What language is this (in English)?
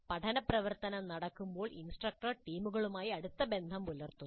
Malayalam